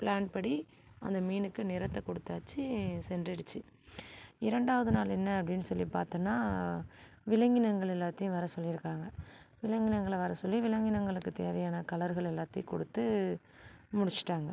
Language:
Tamil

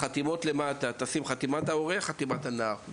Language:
Hebrew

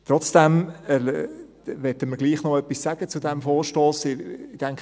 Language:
Swiss German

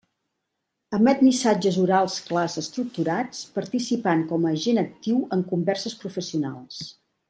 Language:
Catalan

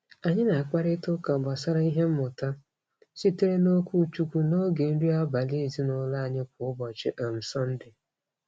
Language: Igbo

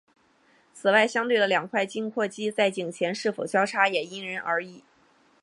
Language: Chinese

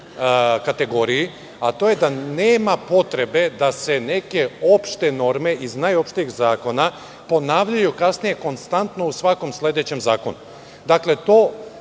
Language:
Serbian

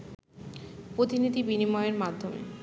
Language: Bangla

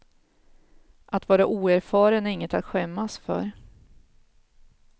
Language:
Swedish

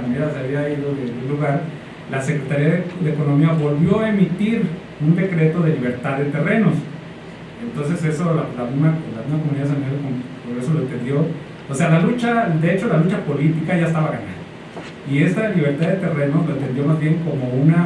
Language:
Spanish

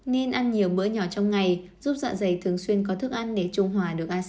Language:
Vietnamese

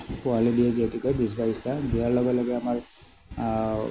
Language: Assamese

